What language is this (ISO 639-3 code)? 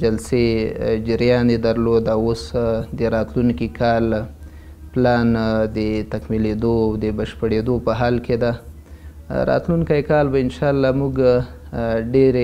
fas